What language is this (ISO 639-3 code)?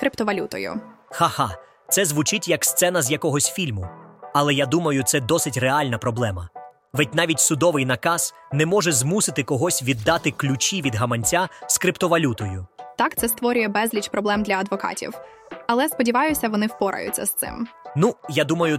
ukr